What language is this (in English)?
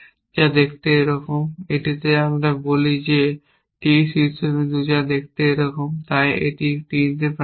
Bangla